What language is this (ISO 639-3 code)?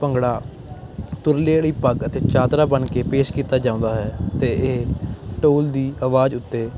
pan